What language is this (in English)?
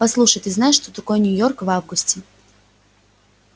Russian